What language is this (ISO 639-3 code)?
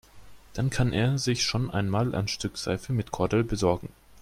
deu